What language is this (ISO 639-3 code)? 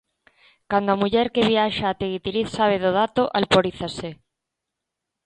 glg